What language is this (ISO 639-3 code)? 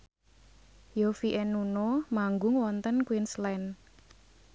jav